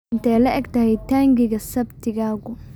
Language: Somali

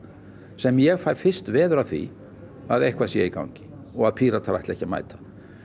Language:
Icelandic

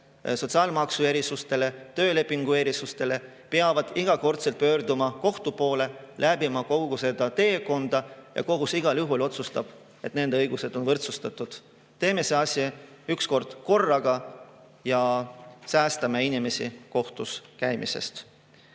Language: Estonian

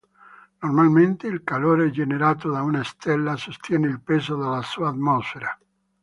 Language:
Italian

